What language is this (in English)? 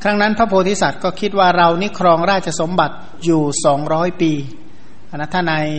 Thai